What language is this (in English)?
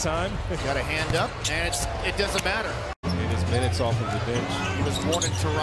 English